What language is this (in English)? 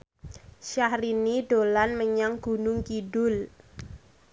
Javanese